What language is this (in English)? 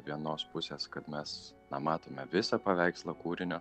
Lithuanian